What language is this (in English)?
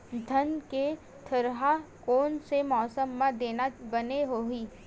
Chhattisgarhi